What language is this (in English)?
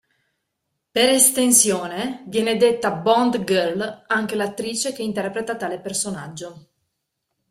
Italian